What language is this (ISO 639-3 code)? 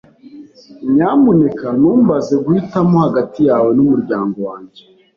kin